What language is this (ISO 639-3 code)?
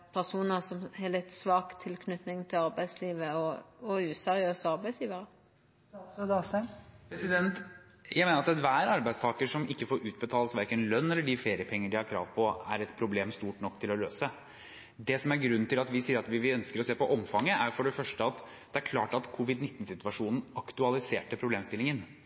nor